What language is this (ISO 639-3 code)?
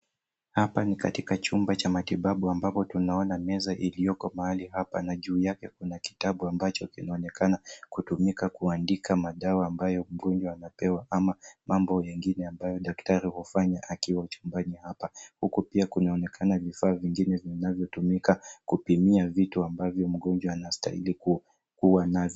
swa